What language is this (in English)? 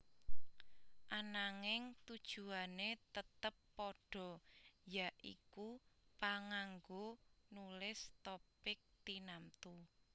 Javanese